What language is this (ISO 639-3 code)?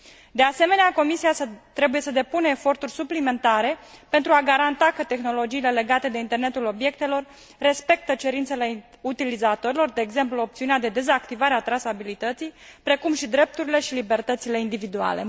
ron